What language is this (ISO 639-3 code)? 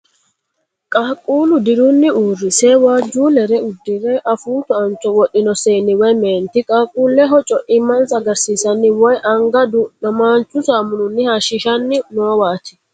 sid